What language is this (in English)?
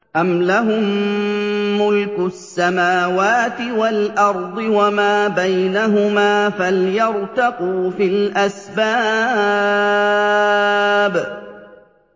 Arabic